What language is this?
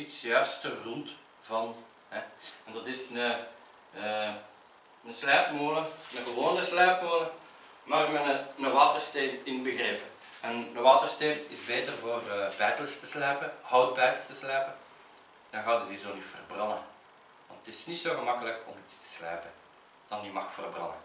Dutch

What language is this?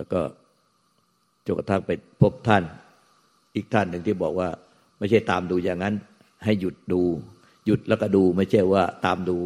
Thai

